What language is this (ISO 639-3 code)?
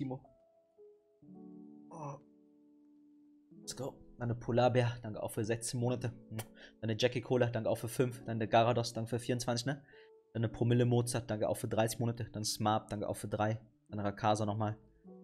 deu